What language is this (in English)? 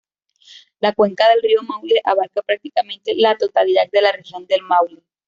Spanish